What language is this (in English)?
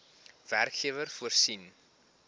Afrikaans